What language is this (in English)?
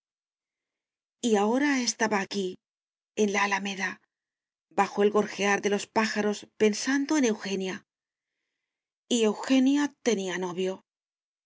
Spanish